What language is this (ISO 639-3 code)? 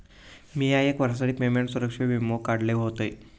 mar